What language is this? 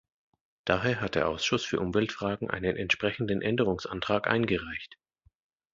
German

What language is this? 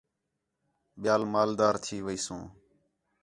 Khetrani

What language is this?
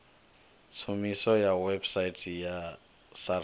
Venda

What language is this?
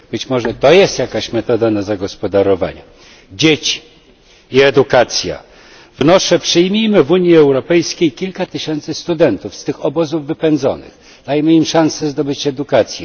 Polish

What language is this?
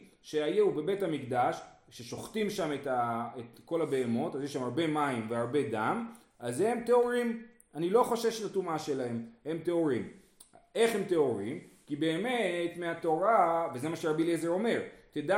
Hebrew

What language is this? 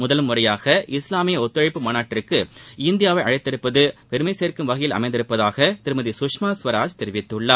Tamil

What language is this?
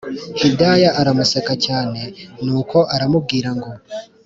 Kinyarwanda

